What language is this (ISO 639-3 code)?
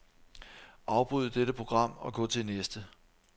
dan